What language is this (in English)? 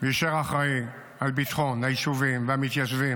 Hebrew